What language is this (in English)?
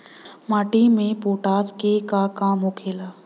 Bhojpuri